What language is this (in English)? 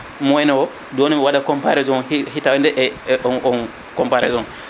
Fula